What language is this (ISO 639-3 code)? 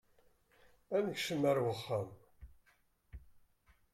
kab